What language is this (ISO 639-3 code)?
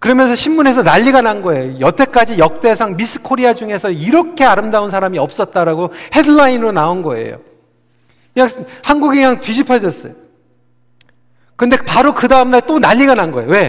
kor